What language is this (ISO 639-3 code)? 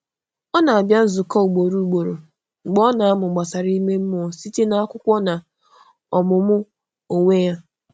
ibo